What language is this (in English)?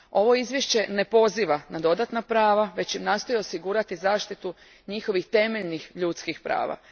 Croatian